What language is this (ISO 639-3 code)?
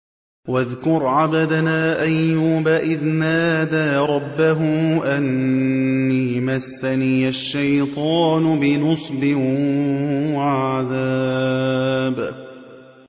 ara